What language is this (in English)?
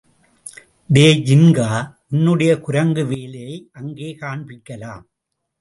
Tamil